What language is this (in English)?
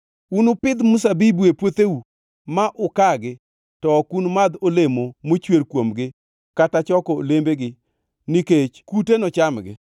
Luo (Kenya and Tanzania)